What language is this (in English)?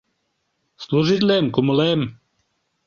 Mari